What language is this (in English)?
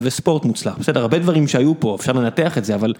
Hebrew